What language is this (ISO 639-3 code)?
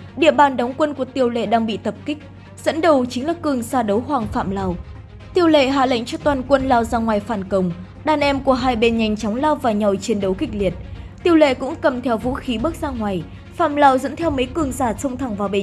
vie